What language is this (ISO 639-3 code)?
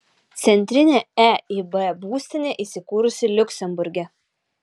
lit